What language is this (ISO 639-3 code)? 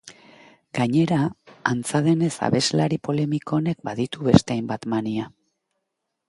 eus